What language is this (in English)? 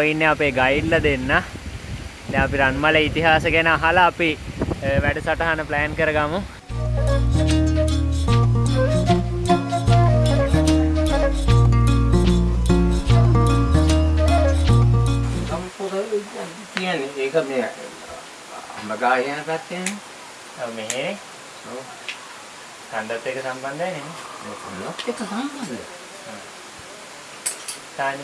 English